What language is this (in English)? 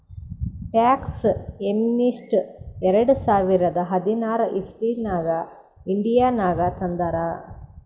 Kannada